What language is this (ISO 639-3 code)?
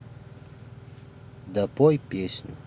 rus